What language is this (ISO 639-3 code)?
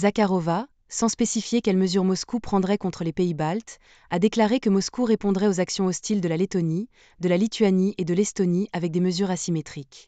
fra